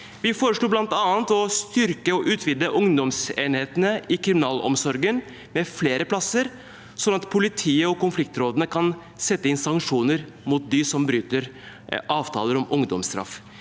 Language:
Norwegian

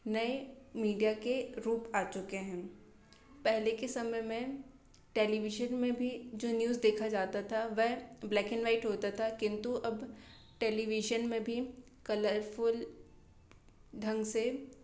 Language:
Hindi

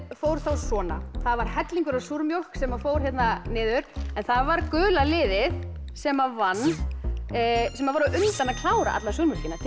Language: Icelandic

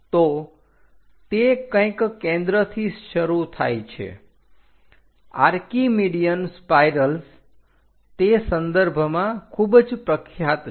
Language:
Gujarati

